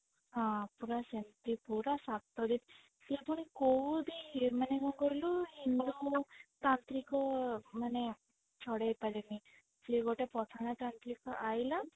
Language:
Odia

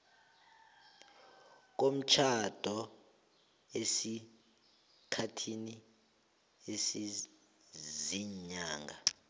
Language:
South Ndebele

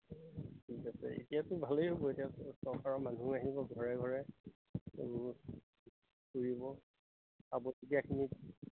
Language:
Assamese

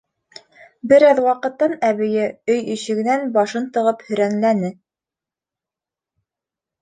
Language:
Bashkir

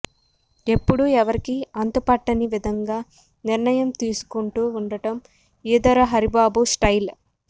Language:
Telugu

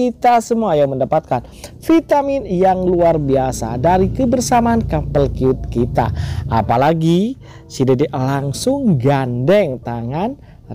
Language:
Indonesian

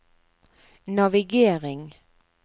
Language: Norwegian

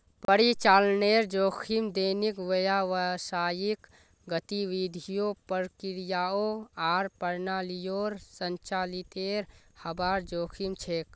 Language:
Magahi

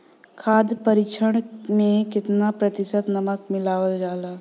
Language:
Bhojpuri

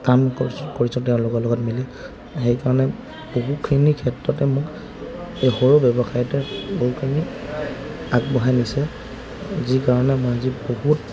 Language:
Assamese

